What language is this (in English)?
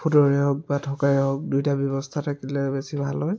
Assamese